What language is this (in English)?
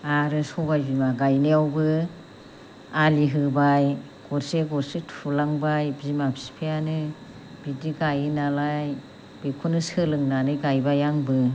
Bodo